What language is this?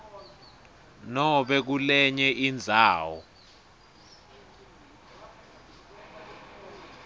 Swati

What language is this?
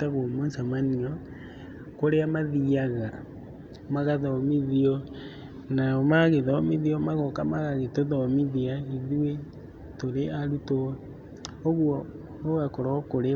Kikuyu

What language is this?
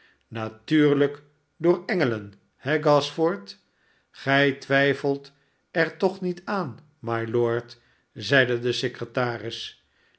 Dutch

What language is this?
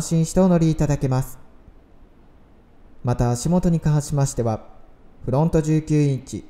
Japanese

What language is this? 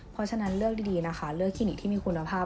Thai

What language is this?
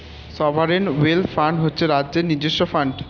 Bangla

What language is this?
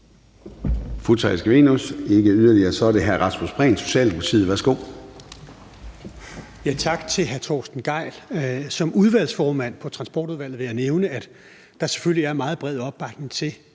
Danish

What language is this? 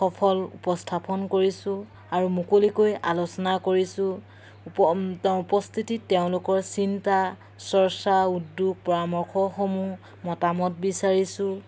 Assamese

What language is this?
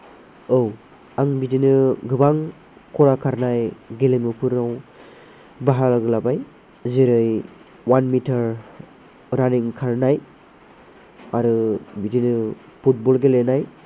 Bodo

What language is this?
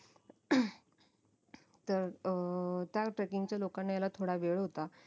Marathi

